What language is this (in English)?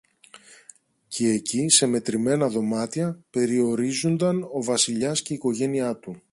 Greek